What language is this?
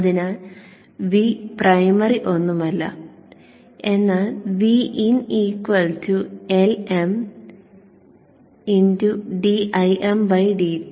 Malayalam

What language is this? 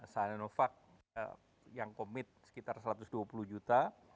Indonesian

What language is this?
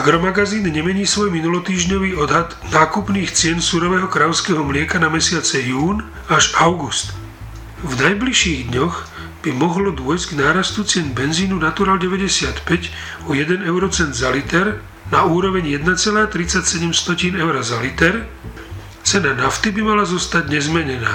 Slovak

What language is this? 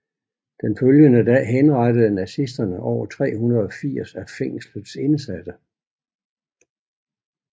Danish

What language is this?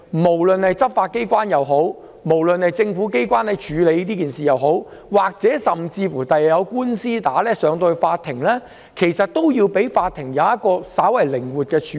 Cantonese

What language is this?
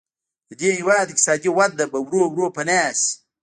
Pashto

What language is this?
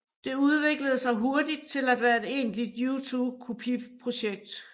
Danish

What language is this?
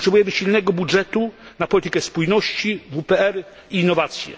Polish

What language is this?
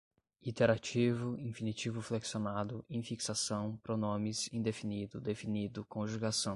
Portuguese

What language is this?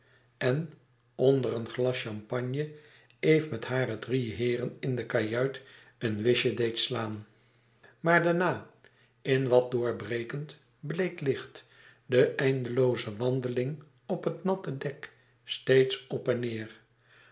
Dutch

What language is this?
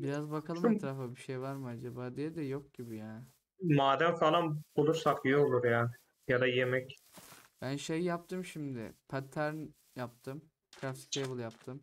Turkish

